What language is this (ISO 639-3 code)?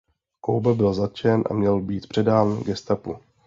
ces